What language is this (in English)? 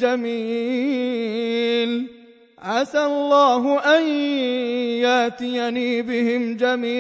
Arabic